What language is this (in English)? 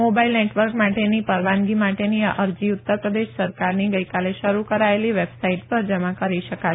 Gujarati